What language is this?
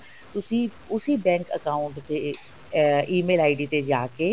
Punjabi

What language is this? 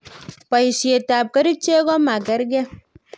Kalenjin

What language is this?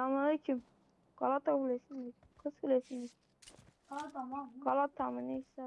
Turkish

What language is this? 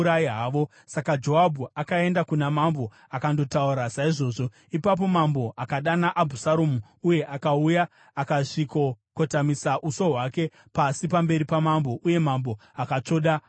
Shona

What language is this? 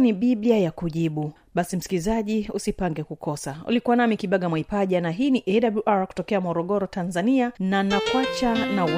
Swahili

